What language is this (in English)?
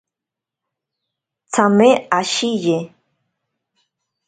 Ashéninka Perené